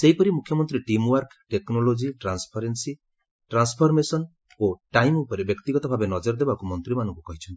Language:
Odia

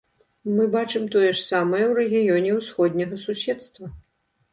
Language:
Belarusian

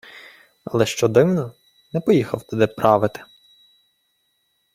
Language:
Ukrainian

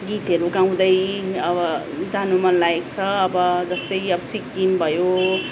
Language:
Nepali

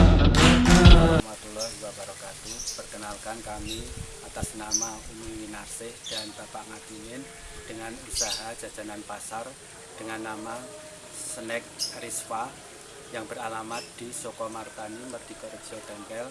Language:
Indonesian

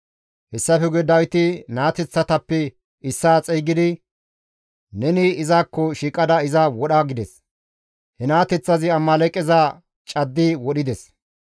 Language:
Gamo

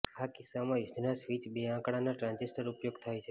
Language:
Gujarati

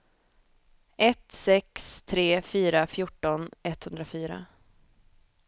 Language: Swedish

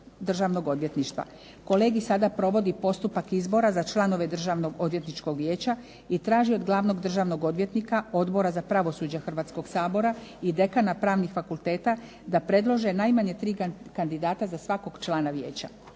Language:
Croatian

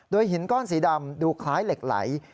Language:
Thai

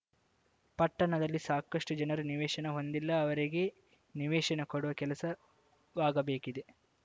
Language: Kannada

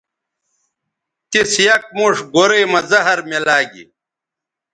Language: Bateri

